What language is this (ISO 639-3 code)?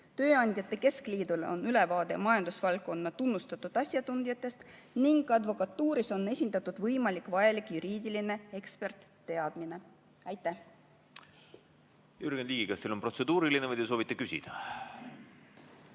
est